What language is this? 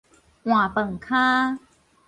Min Nan Chinese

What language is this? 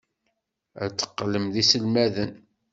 Kabyle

